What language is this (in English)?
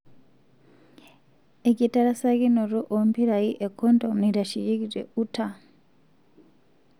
Masai